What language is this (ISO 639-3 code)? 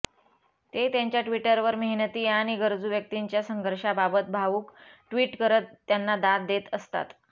mar